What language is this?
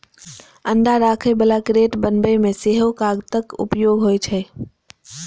Maithili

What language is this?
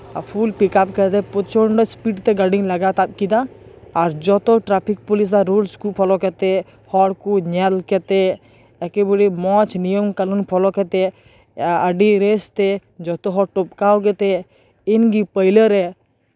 Santali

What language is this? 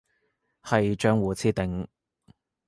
Cantonese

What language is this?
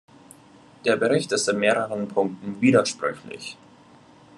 German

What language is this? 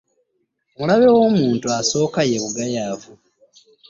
Ganda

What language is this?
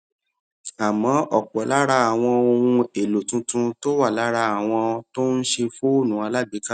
Yoruba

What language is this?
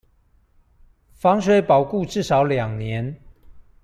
Chinese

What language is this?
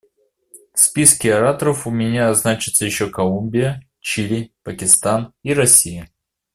Russian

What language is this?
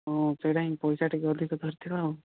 Odia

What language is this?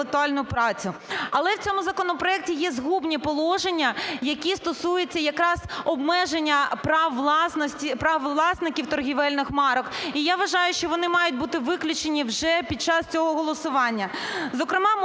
Ukrainian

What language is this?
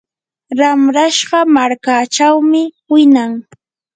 Yanahuanca Pasco Quechua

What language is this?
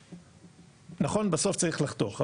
Hebrew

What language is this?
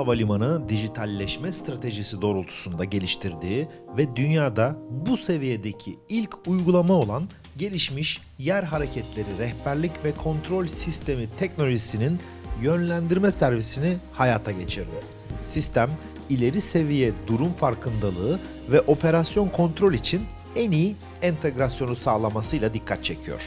Turkish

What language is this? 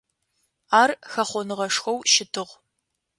Adyghe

